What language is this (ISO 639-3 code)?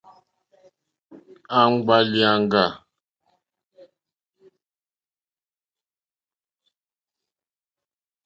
bri